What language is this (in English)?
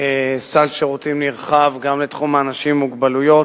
Hebrew